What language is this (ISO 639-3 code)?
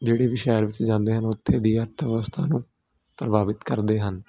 pan